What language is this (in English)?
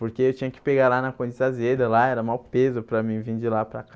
Portuguese